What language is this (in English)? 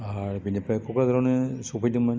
Bodo